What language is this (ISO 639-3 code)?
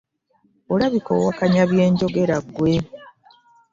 lug